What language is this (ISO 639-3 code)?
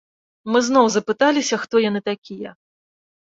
bel